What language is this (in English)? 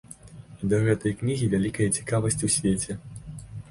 Belarusian